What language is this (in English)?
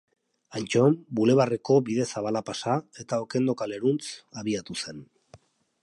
Basque